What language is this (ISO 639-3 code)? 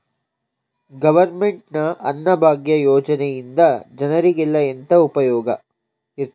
kan